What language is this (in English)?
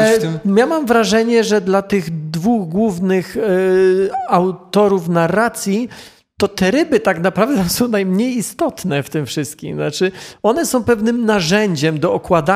Polish